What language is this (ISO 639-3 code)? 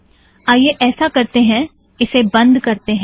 hin